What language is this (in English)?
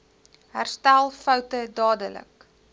Afrikaans